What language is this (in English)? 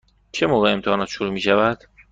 Persian